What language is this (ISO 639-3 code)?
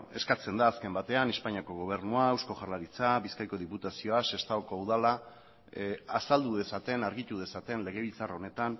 eus